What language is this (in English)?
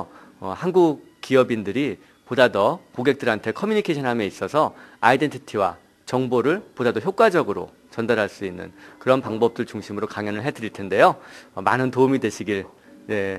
Korean